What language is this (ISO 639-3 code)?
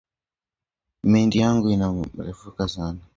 swa